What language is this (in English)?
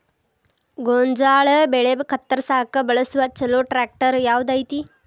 Kannada